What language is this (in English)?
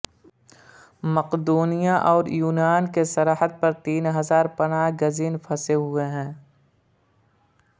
Urdu